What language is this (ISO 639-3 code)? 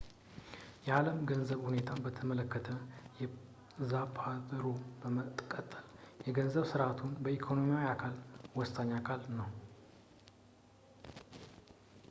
amh